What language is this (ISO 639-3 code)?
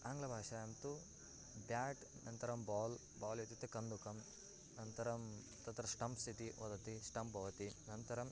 san